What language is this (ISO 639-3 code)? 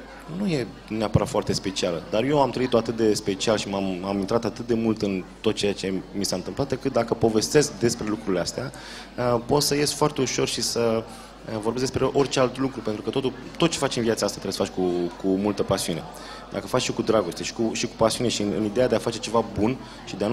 ron